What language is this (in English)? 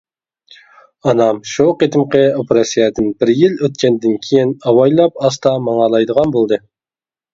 Uyghur